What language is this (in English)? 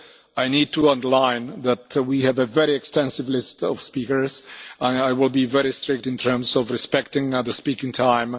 English